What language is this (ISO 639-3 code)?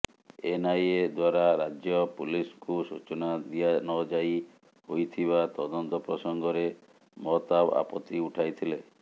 ori